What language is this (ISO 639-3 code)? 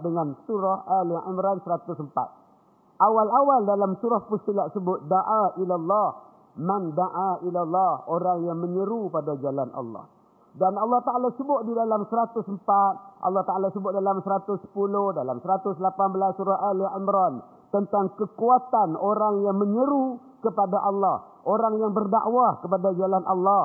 msa